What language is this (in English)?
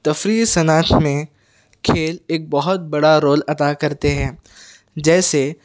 Urdu